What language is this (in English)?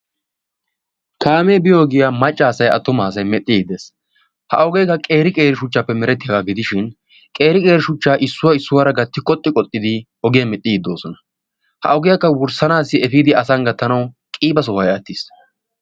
Wolaytta